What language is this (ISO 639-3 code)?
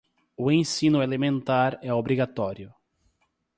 por